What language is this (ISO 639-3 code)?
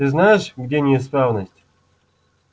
rus